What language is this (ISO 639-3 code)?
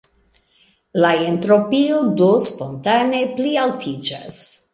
epo